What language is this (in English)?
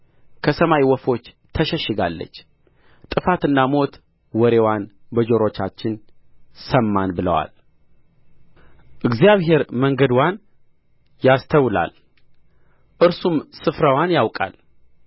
Amharic